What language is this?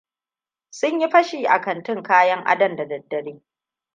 Hausa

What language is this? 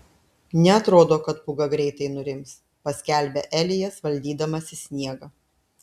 Lithuanian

